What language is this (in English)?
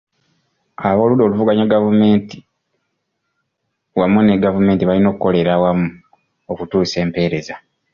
Ganda